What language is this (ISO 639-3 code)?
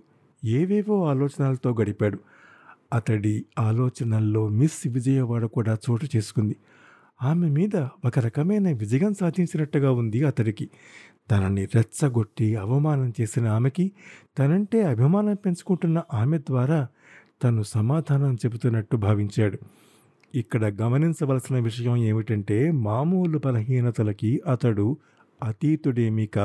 tel